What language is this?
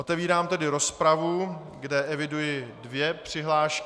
Czech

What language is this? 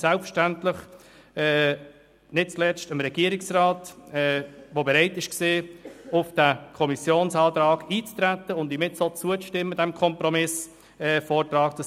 Swiss German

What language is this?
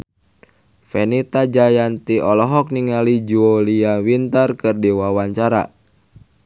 Sundanese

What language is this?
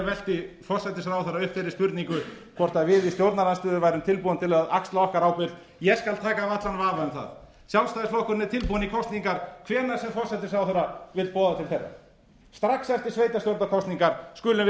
Icelandic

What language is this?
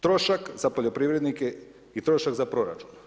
Croatian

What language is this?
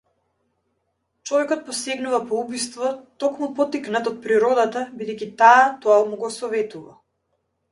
Macedonian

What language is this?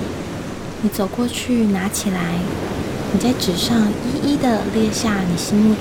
Chinese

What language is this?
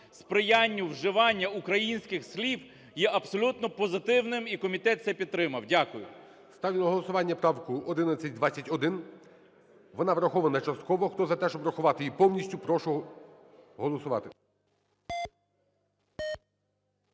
Ukrainian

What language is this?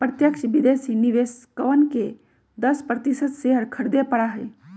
Magahi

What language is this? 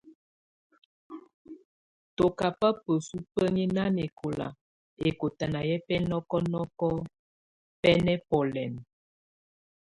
Tunen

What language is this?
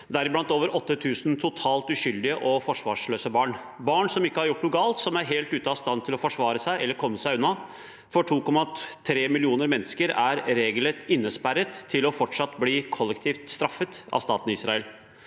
Norwegian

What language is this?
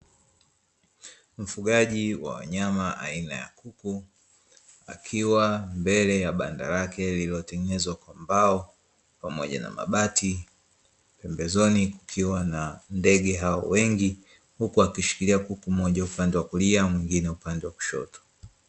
Swahili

